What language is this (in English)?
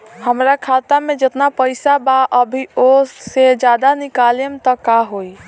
Bhojpuri